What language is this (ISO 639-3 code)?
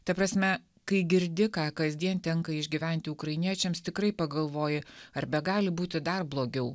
lit